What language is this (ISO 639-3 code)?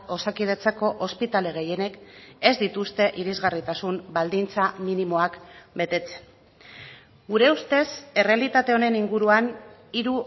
eus